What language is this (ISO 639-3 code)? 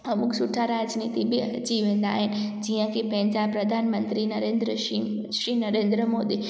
snd